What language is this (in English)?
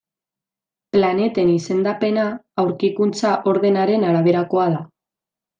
Basque